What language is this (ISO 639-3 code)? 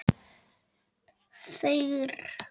isl